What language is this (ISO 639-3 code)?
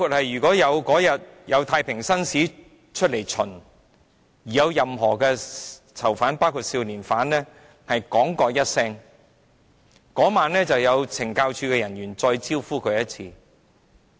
yue